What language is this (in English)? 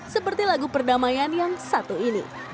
Indonesian